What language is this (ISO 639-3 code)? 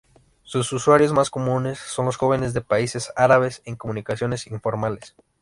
spa